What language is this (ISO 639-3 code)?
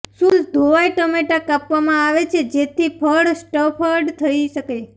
guj